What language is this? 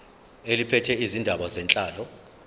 Zulu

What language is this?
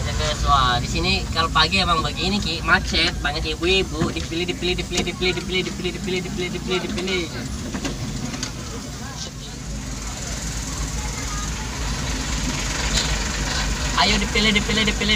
Indonesian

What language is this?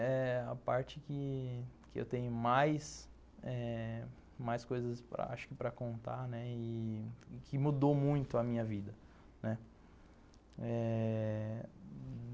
Portuguese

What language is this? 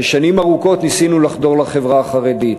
Hebrew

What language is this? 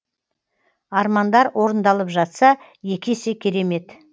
Kazakh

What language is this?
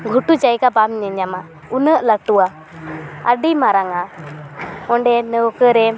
Santali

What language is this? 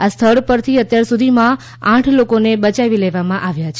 Gujarati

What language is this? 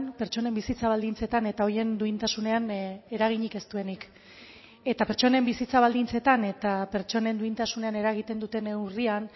Basque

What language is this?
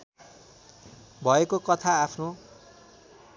Nepali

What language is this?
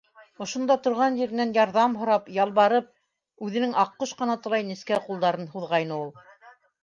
Bashkir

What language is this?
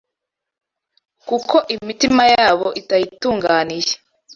Kinyarwanda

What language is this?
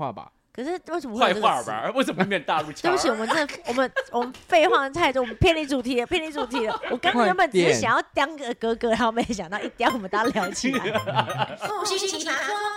Chinese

